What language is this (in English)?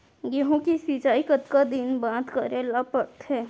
Chhattisgarhi